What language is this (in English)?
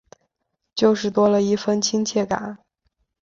Chinese